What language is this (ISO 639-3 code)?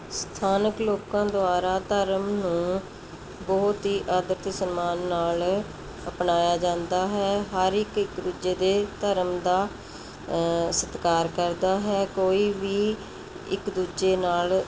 pan